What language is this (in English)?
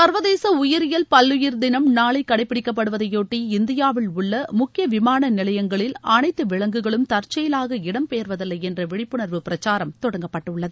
Tamil